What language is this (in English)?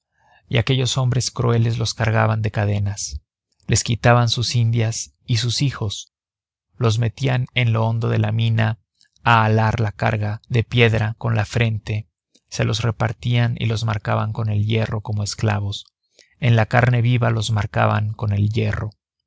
Spanish